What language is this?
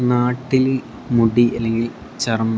Malayalam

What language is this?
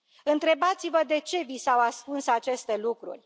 Romanian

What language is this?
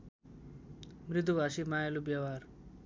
Nepali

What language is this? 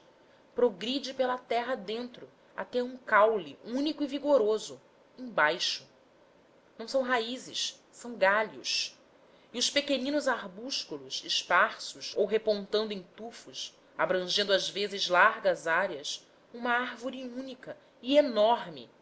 Portuguese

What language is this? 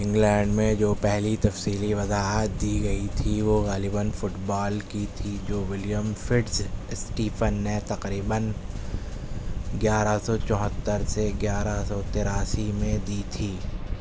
Urdu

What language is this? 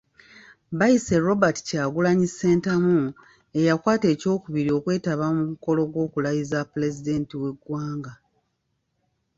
Ganda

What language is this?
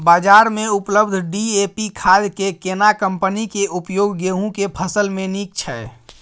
Maithili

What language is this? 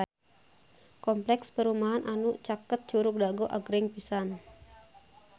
Sundanese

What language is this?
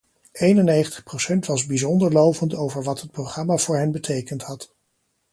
Dutch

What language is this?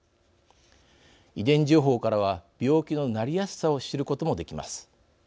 Japanese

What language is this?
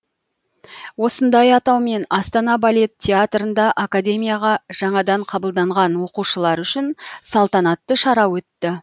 Kazakh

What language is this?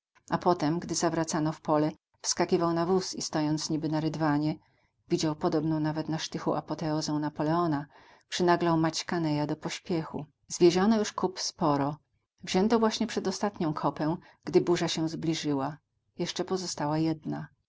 Polish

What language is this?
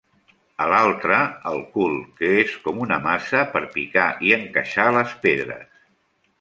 Catalan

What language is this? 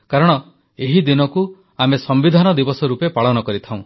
Odia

